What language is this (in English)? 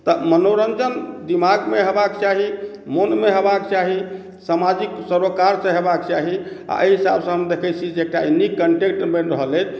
Maithili